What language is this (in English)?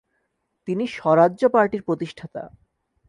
Bangla